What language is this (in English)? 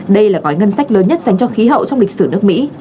Vietnamese